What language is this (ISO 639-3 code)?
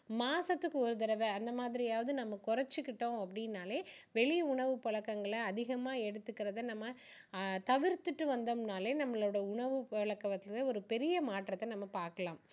tam